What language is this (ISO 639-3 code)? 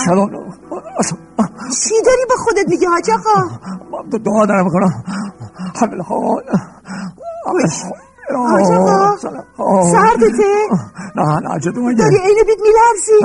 fas